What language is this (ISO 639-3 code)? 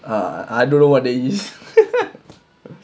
eng